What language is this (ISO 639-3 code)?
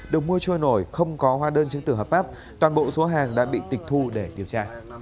vie